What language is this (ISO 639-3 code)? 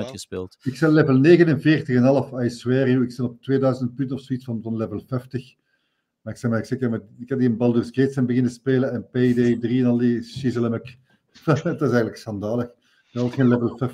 nld